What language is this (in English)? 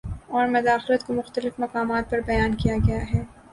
Urdu